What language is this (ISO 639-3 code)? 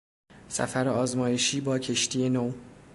fas